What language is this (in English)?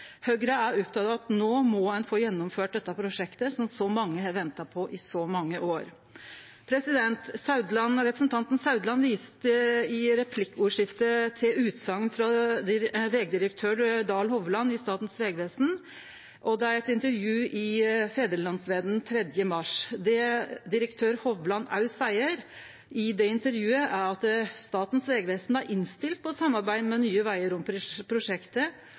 Norwegian Nynorsk